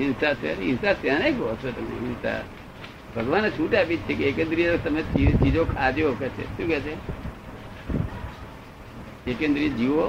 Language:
Gujarati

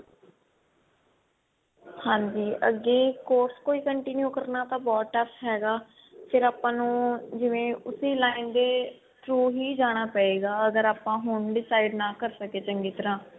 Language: Punjabi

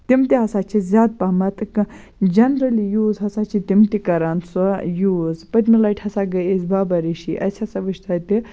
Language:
Kashmiri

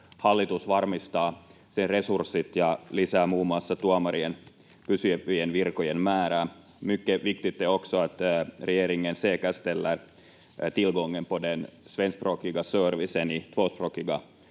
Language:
Finnish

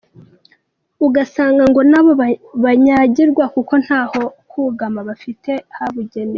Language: Kinyarwanda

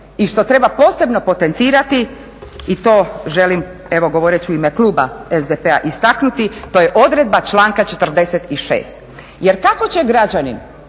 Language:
Croatian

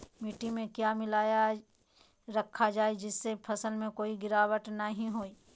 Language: Magahi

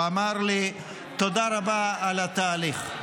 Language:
Hebrew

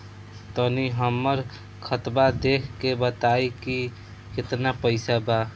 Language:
Bhojpuri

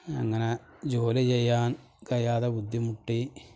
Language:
Malayalam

